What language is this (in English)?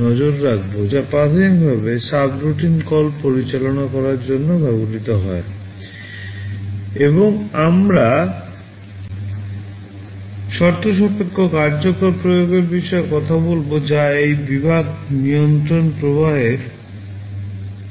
Bangla